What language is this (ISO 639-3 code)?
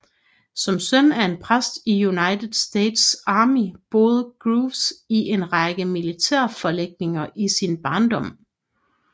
dan